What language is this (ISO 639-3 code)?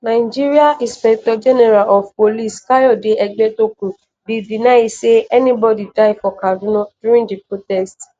pcm